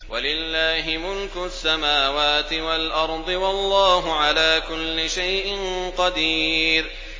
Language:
Arabic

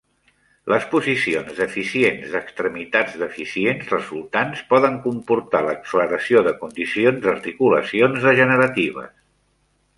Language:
Catalan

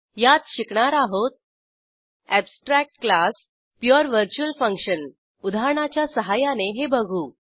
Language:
Marathi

